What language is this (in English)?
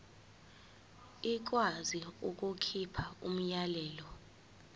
Zulu